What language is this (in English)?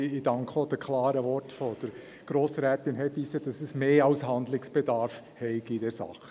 Swiss German